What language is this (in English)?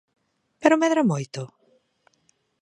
Galician